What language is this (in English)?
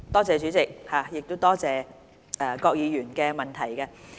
Cantonese